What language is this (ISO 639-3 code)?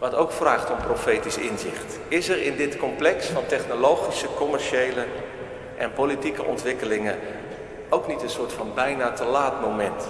nld